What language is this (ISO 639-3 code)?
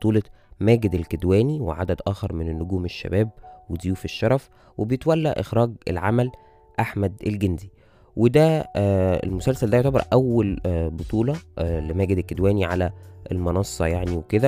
ara